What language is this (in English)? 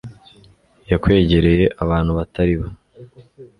Kinyarwanda